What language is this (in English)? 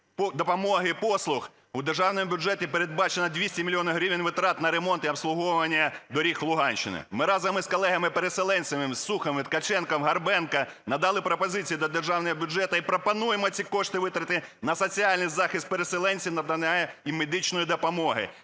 Ukrainian